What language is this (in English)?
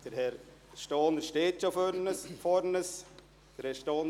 Swiss German